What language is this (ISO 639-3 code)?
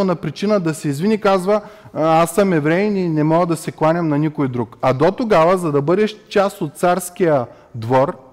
bul